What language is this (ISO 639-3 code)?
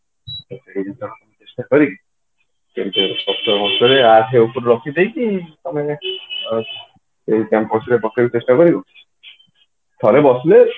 ori